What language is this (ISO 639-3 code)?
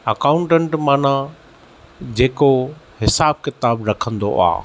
snd